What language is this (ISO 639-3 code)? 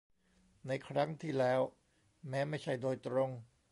tha